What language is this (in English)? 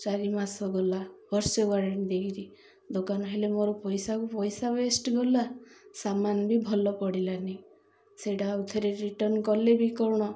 Odia